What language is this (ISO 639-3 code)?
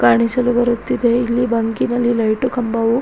kan